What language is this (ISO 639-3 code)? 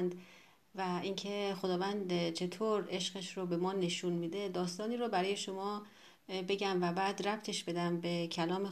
fas